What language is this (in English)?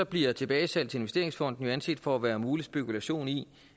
Danish